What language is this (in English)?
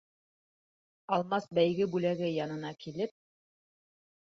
Bashkir